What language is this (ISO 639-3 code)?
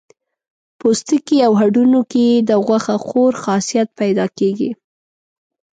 pus